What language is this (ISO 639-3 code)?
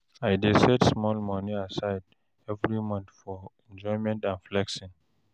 pcm